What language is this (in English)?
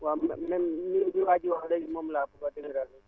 Wolof